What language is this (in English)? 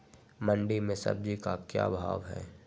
Magahi